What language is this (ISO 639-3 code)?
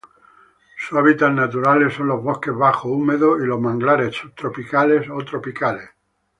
spa